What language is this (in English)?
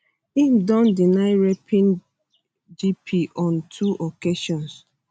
Nigerian Pidgin